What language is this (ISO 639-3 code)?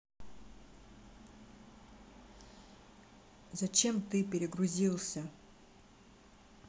rus